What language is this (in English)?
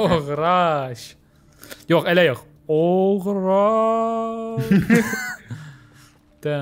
Turkish